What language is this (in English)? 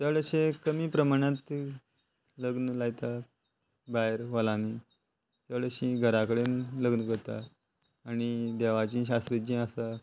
Konkani